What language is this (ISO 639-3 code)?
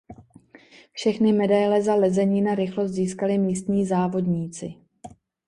ces